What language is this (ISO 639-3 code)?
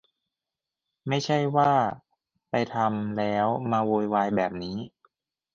tha